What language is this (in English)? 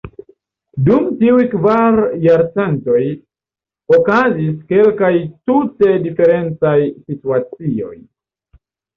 Esperanto